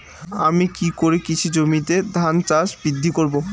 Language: Bangla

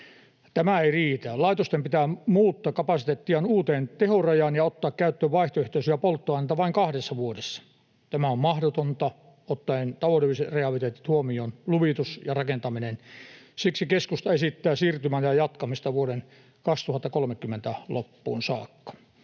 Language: Finnish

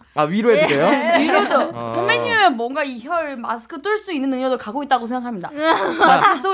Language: Korean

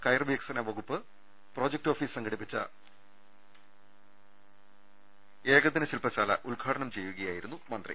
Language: Malayalam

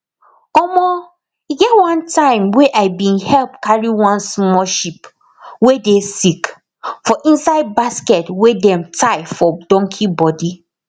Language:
Nigerian Pidgin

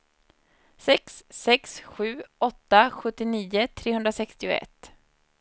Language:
Swedish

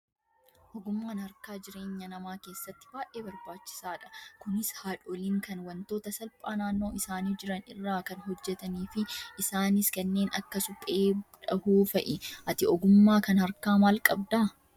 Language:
Oromo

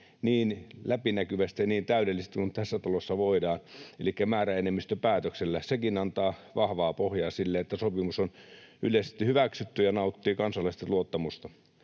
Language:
Finnish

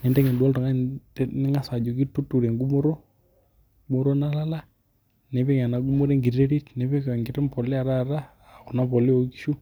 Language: Masai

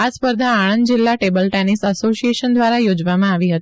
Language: Gujarati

